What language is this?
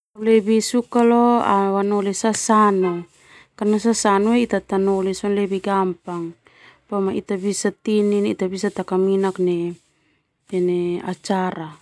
Termanu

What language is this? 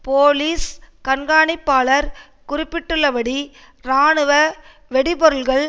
Tamil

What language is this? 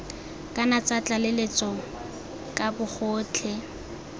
Tswana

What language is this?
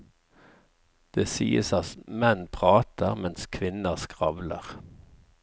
Norwegian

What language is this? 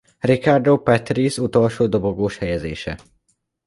Hungarian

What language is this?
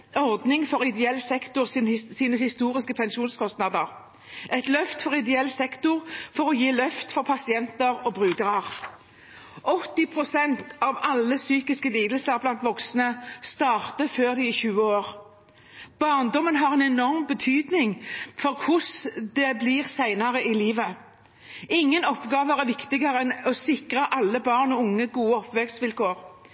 Norwegian Bokmål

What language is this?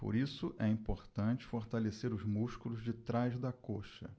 Portuguese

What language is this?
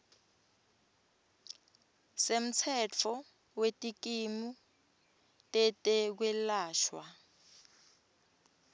Swati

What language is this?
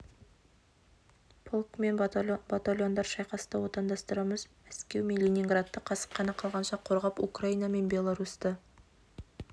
Kazakh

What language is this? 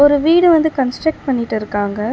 Tamil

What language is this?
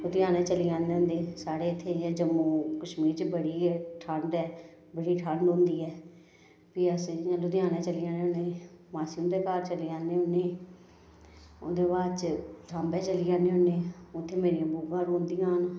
Dogri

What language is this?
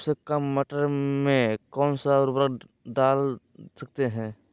Magahi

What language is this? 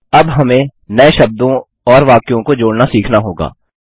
Hindi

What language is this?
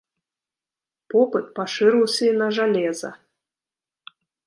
Belarusian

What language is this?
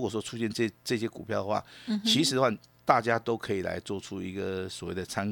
Chinese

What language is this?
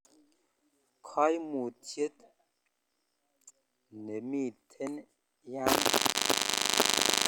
Kalenjin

